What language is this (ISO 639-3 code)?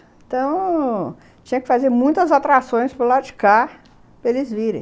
por